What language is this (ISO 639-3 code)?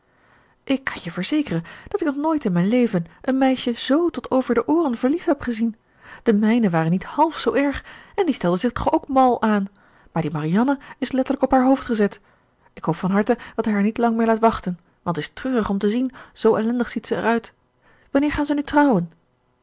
nld